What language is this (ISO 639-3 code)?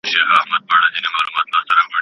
pus